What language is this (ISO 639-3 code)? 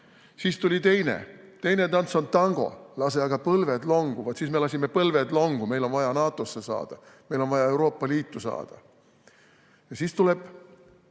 est